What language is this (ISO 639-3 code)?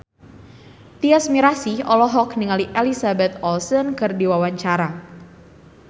sun